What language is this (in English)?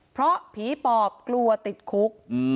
Thai